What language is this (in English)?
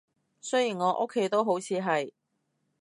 Cantonese